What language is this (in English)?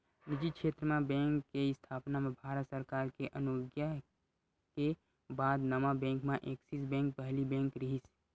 Chhattisgarhi